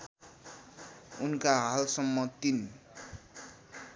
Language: Nepali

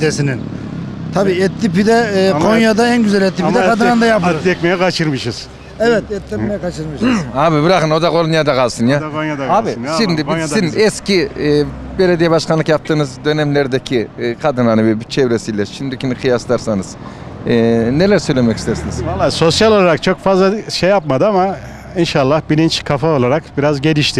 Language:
Turkish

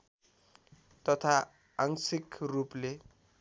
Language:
Nepali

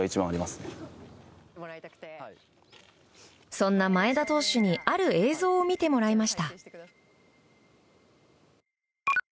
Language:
Japanese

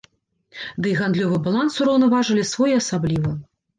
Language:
Belarusian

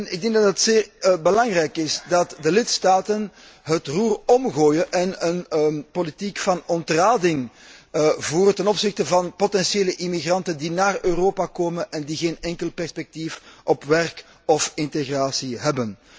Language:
Dutch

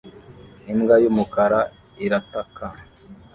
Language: Kinyarwanda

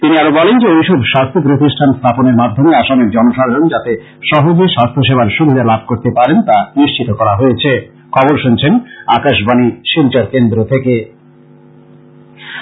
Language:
Bangla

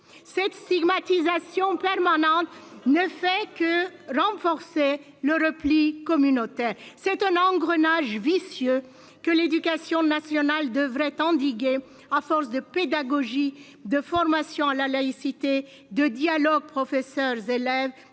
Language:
French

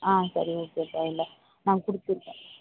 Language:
Tamil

